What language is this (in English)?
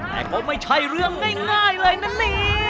Thai